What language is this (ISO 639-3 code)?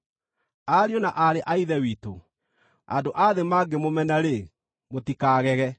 kik